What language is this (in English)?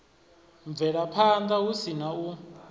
Venda